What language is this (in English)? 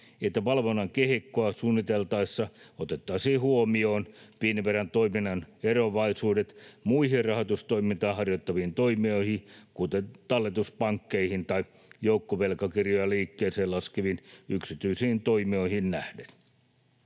Finnish